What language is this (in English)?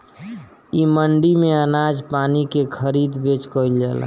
Bhojpuri